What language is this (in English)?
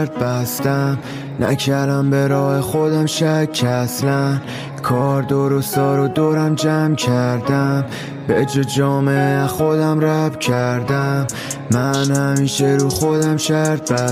Persian